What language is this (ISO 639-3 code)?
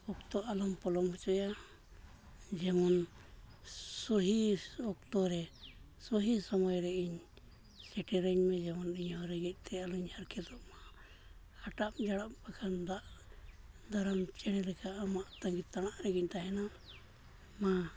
sat